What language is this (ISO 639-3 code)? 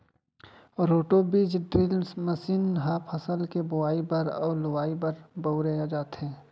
hne